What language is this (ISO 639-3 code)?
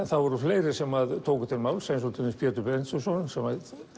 isl